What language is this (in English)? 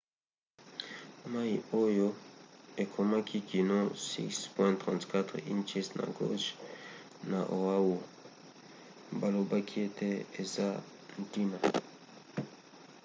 Lingala